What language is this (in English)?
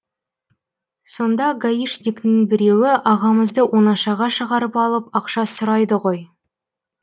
Kazakh